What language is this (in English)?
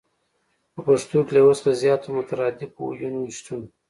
Pashto